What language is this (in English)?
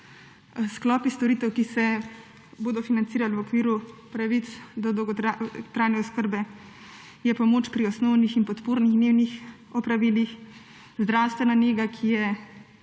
Slovenian